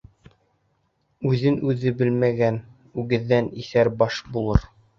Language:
Bashkir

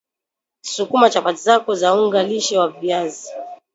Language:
Swahili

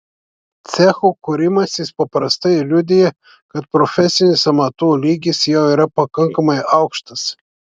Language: Lithuanian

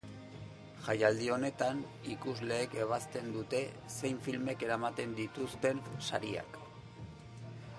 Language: Basque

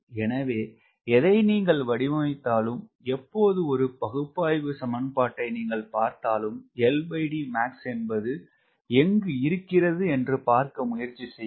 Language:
Tamil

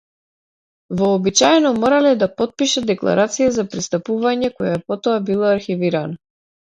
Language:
Macedonian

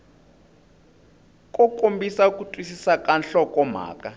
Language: Tsonga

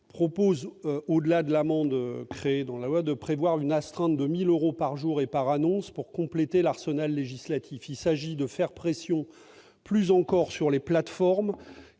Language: French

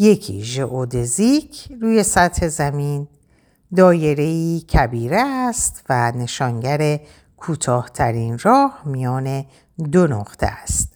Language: Persian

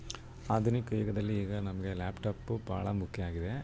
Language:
Kannada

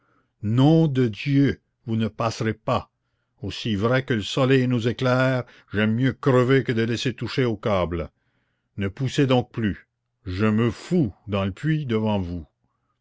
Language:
French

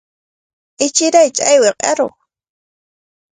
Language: Cajatambo North Lima Quechua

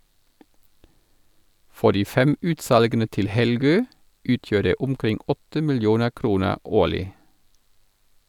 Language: Norwegian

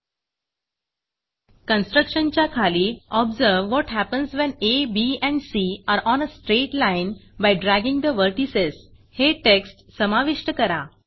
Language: Marathi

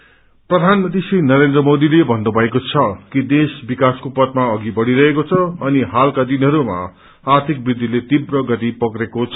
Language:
Nepali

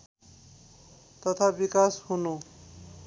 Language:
Nepali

